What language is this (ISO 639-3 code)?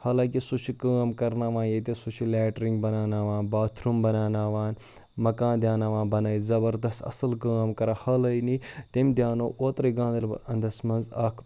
kas